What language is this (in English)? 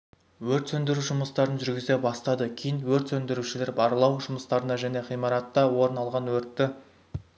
Kazakh